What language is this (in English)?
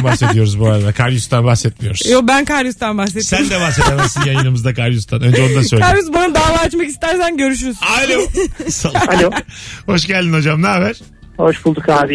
Turkish